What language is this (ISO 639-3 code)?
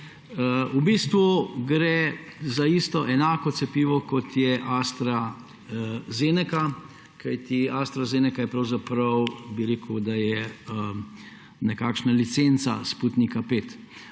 slv